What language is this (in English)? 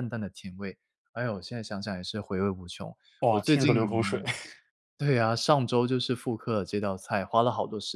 Chinese